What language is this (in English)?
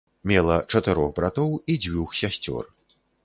Belarusian